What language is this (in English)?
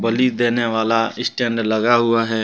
Hindi